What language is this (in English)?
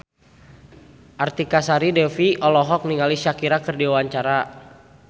Sundanese